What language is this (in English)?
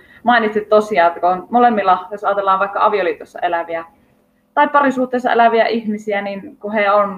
Finnish